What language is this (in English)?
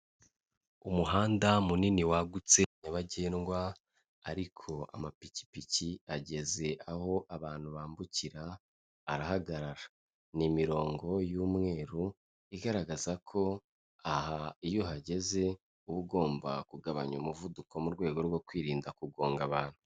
Kinyarwanda